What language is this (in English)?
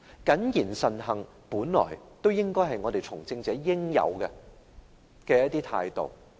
Cantonese